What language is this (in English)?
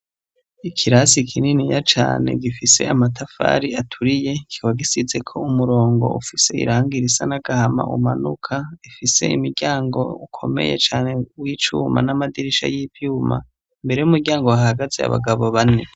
Rundi